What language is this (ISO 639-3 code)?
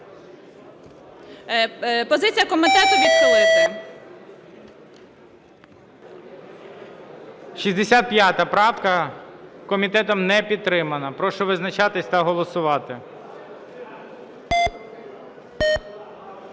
ukr